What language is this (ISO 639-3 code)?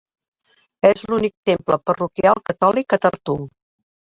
cat